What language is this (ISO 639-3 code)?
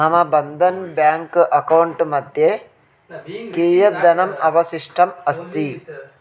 san